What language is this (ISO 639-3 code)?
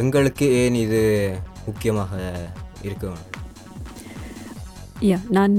tam